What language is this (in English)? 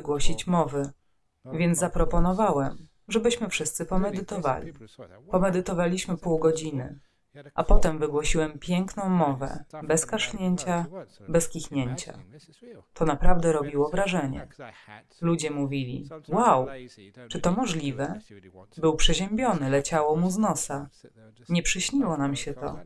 Polish